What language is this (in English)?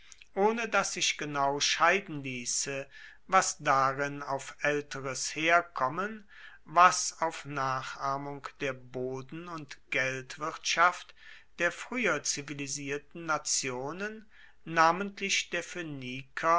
German